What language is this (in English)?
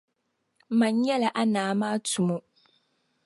Dagbani